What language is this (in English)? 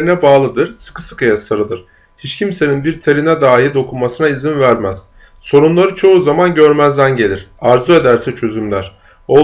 Turkish